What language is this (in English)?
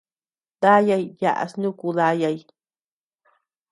Tepeuxila Cuicatec